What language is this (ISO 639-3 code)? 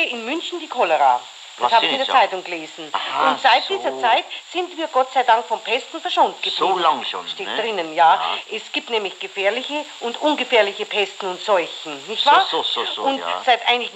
deu